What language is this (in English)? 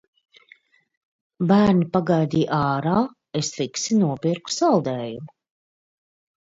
Latvian